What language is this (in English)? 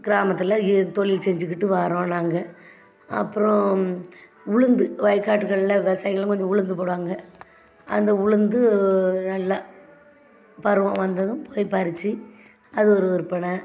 Tamil